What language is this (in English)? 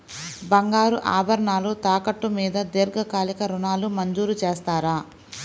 Telugu